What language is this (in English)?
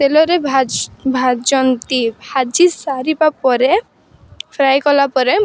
Odia